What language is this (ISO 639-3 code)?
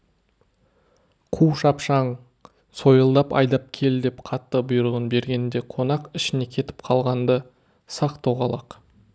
kaz